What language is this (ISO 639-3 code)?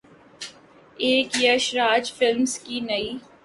urd